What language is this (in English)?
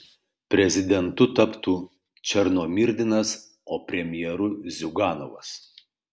Lithuanian